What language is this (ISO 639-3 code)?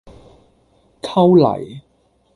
yue